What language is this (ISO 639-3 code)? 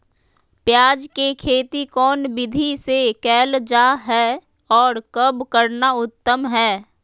mag